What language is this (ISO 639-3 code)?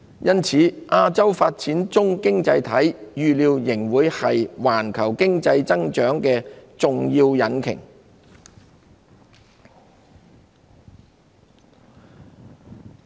yue